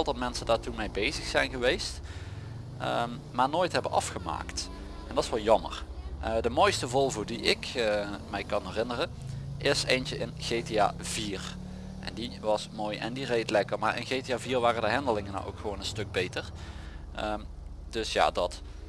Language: Dutch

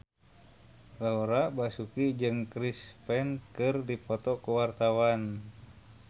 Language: Sundanese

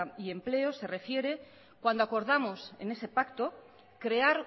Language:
Spanish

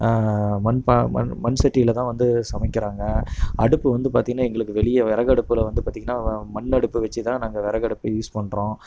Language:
Tamil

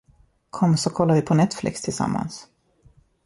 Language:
Swedish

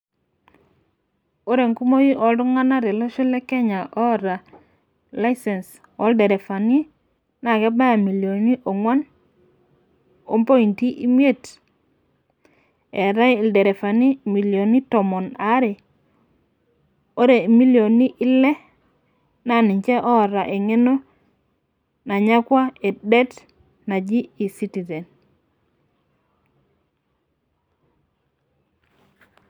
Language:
Masai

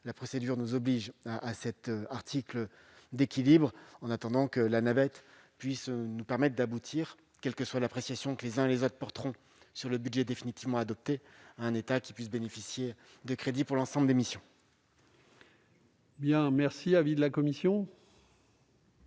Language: French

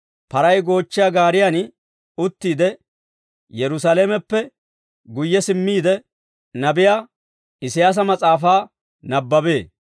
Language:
Dawro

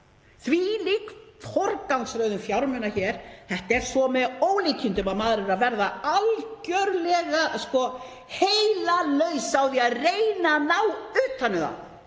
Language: Icelandic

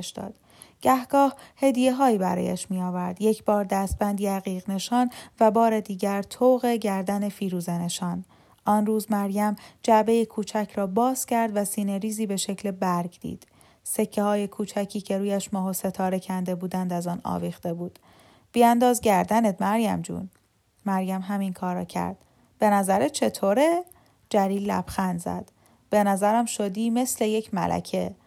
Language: Persian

